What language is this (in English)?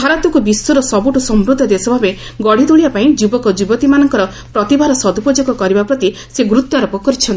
Odia